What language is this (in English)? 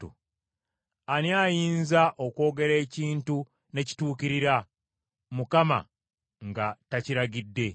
Ganda